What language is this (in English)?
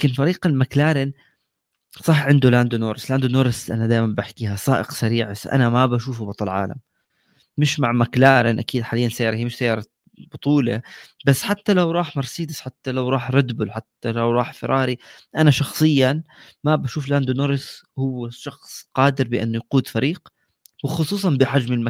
Arabic